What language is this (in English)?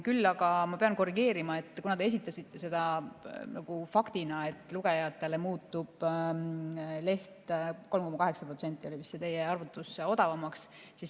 Estonian